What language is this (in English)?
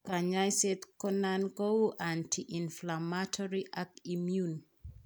Kalenjin